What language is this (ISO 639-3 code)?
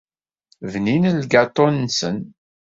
kab